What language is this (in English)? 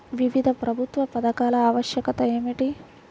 Telugu